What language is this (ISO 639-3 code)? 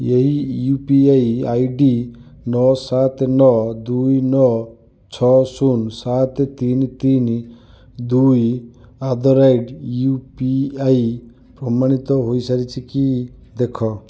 ori